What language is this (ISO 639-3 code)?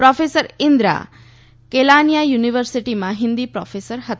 guj